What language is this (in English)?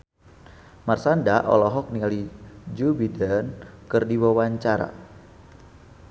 Sundanese